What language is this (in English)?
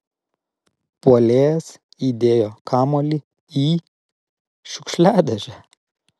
Lithuanian